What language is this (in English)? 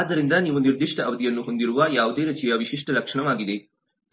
Kannada